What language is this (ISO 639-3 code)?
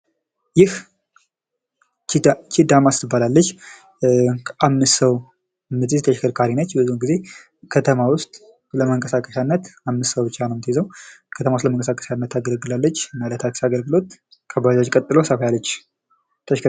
amh